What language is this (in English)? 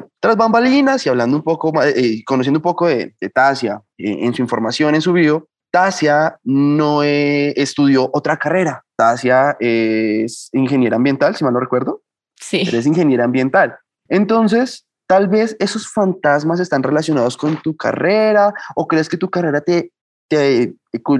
Spanish